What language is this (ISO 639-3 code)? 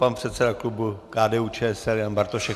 ces